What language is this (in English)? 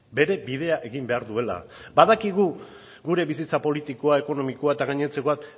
Basque